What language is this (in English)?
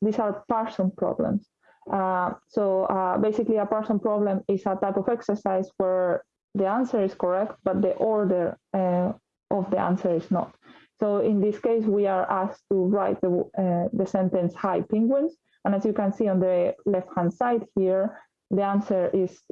English